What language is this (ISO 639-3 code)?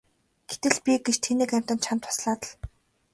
mon